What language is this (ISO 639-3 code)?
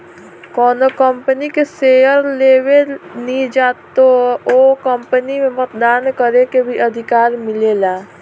bho